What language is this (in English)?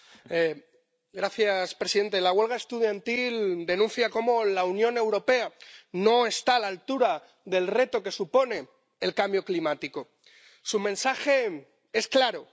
Spanish